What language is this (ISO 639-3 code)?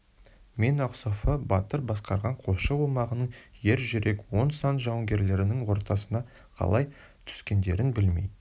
kaz